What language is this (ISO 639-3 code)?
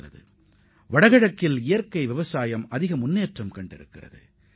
tam